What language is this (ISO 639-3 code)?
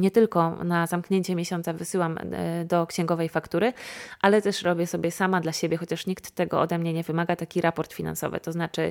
pol